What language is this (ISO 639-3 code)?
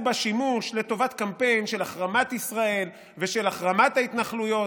heb